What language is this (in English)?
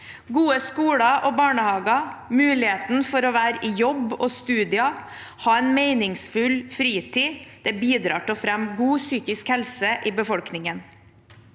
Norwegian